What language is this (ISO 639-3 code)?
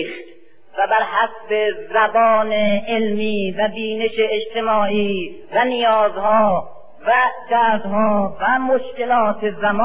fas